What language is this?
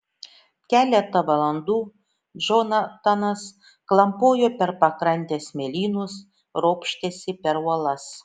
Lithuanian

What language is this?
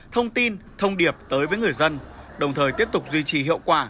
Vietnamese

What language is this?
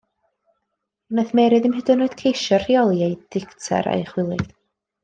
Welsh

